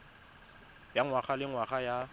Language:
Tswana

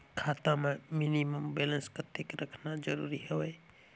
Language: Chhattisgarhi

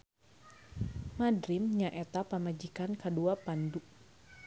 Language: Sundanese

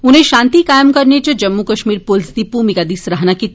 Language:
Dogri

